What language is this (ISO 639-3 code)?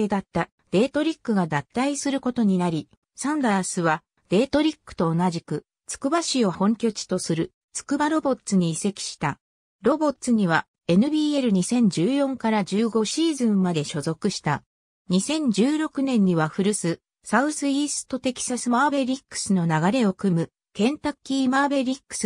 jpn